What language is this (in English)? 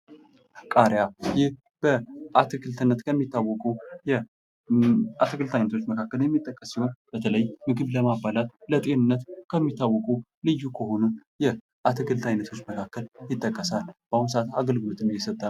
Amharic